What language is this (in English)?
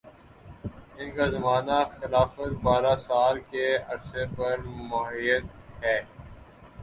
Urdu